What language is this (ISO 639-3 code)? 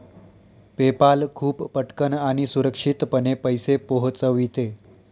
mar